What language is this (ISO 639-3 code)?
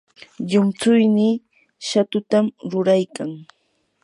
qur